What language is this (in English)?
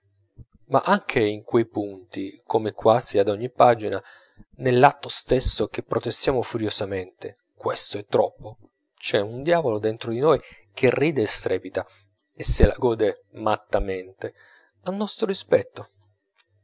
Italian